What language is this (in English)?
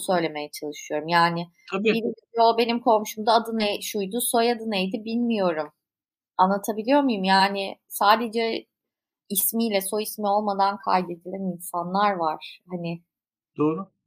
Turkish